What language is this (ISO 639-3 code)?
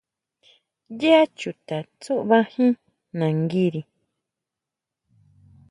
mau